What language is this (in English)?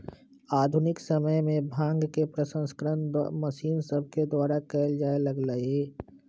Magahi